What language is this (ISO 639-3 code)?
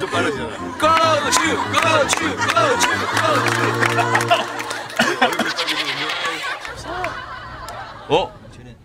kor